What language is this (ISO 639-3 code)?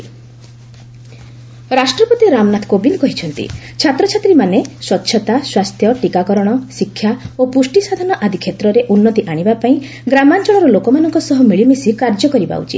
ori